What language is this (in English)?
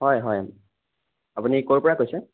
Assamese